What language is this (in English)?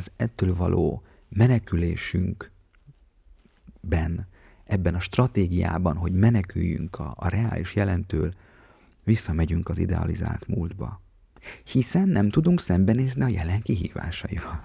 Hungarian